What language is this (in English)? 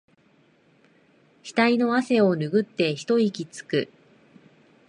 Japanese